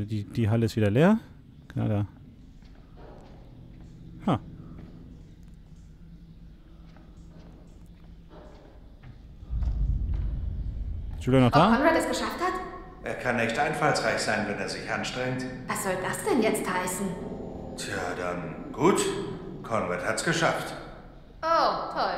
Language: German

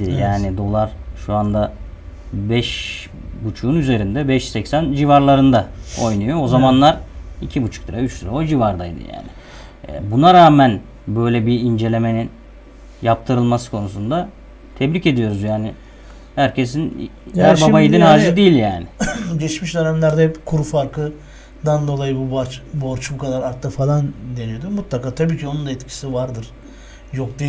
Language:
Turkish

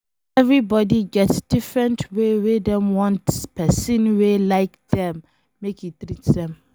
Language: Nigerian Pidgin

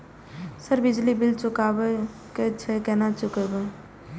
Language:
Maithili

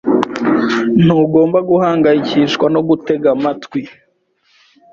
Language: Kinyarwanda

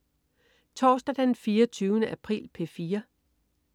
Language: Danish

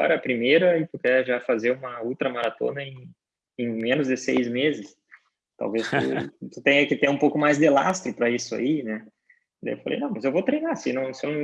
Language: Portuguese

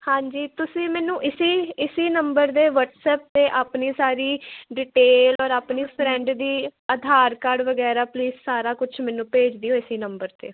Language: Punjabi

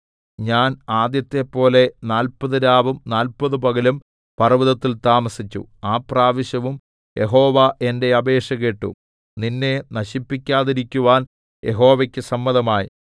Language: Malayalam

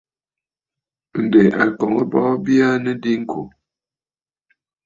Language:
Bafut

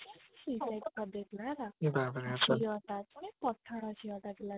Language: Odia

